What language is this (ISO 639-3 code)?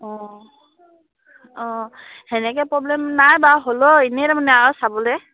asm